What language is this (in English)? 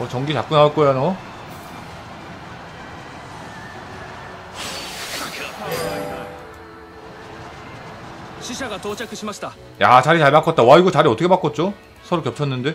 Korean